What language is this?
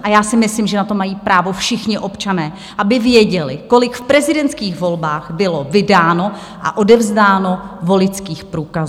Czech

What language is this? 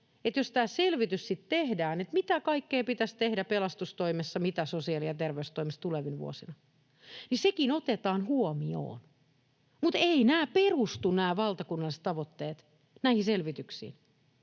Finnish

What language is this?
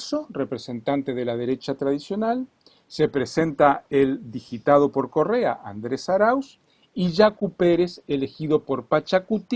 Spanish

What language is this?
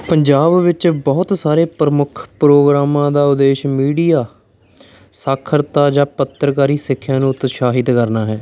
Punjabi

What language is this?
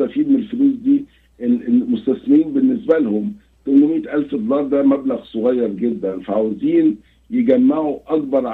Arabic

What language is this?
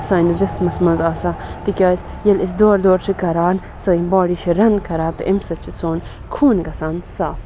Kashmiri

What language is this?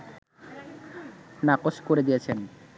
Bangla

